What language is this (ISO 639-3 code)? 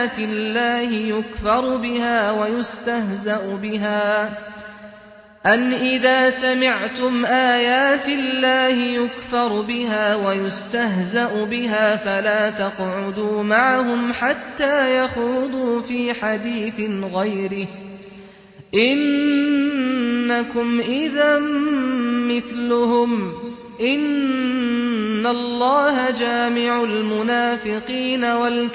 ara